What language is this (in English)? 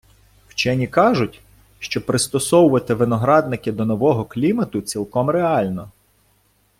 Ukrainian